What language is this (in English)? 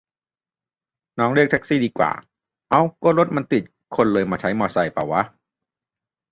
Thai